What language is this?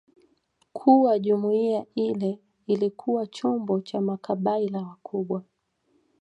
Swahili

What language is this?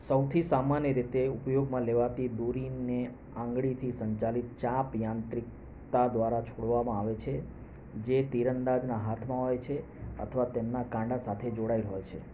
Gujarati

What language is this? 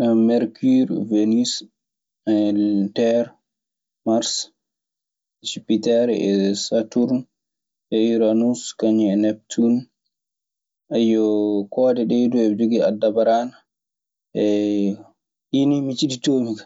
Maasina Fulfulde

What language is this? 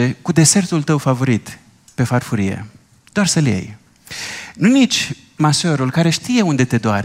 Romanian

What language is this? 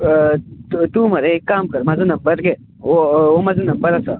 Konkani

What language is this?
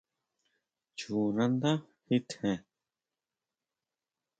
Huautla Mazatec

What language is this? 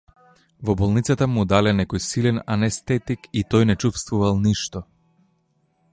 Macedonian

